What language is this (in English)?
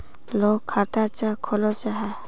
Magahi